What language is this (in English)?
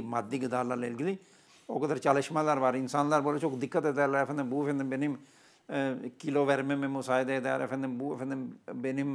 Turkish